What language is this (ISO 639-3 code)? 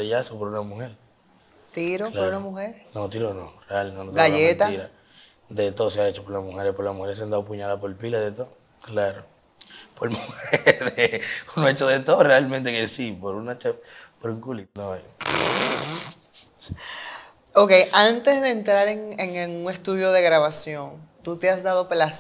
spa